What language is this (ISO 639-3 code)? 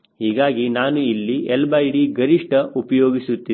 kan